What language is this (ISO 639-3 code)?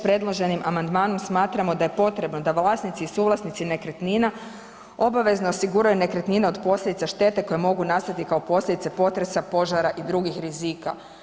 hrv